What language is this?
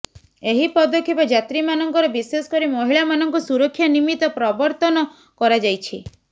Odia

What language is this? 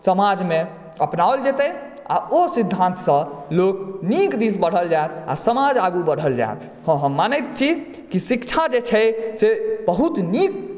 Maithili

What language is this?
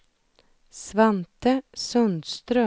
Swedish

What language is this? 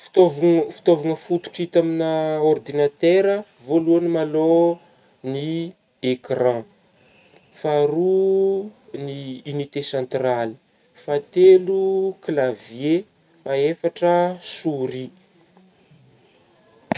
Northern Betsimisaraka Malagasy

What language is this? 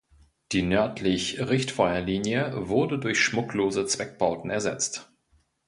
German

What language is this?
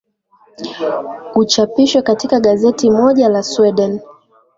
Swahili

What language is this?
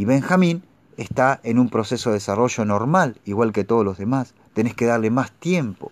Spanish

